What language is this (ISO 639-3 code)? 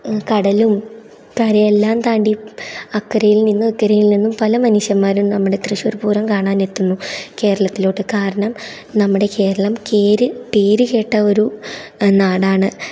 mal